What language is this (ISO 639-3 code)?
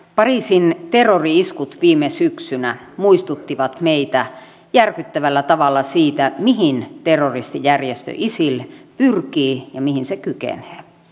fin